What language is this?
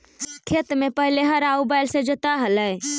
Magahi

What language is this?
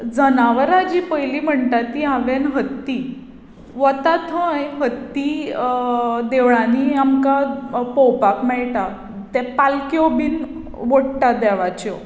Konkani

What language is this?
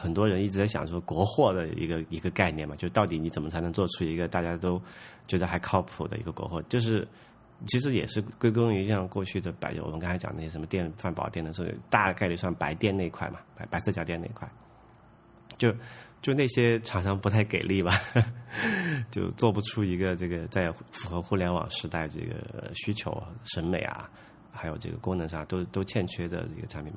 Chinese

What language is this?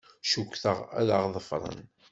Kabyle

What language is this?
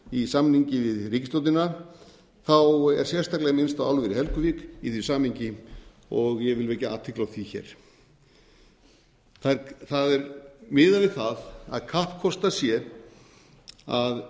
Icelandic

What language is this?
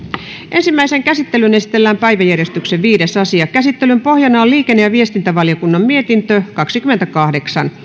Finnish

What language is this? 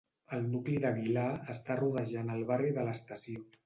Catalan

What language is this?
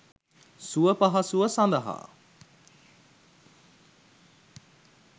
Sinhala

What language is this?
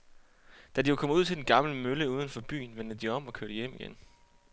Danish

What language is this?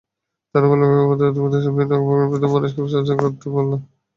Bangla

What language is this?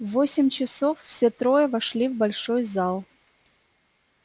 Russian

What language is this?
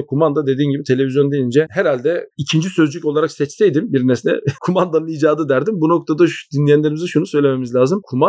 Turkish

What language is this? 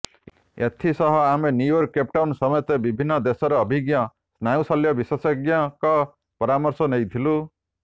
Odia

